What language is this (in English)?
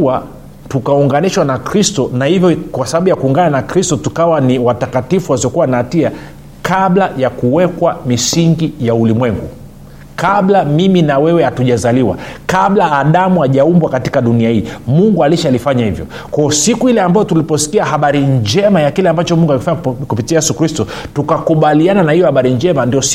Swahili